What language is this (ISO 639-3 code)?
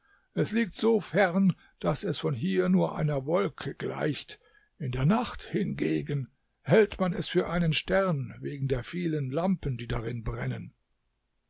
deu